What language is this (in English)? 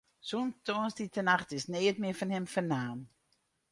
Western Frisian